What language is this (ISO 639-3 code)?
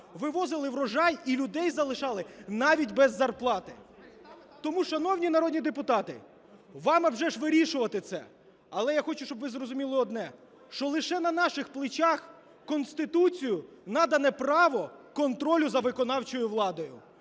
ukr